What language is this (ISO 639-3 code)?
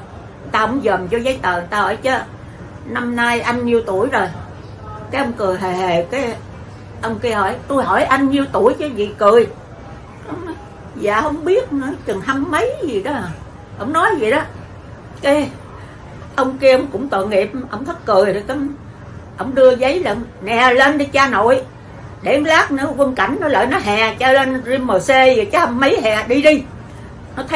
vie